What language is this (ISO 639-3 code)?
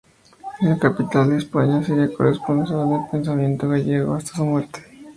spa